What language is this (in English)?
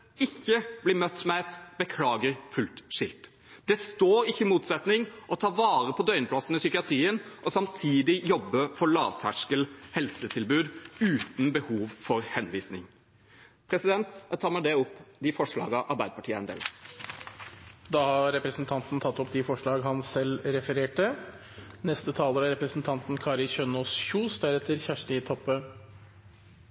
Norwegian Bokmål